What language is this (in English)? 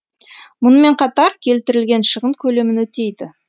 Kazakh